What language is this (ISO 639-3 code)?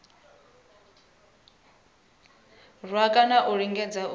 ven